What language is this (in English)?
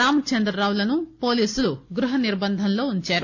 Telugu